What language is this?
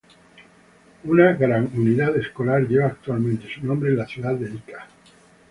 Spanish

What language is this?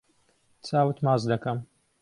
Central Kurdish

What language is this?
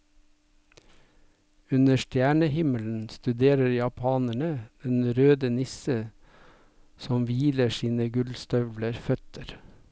Norwegian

